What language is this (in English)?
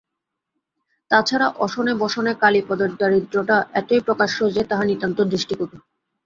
Bangla